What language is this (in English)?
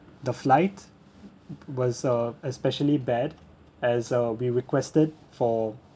English